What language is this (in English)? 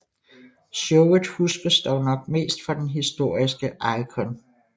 Danish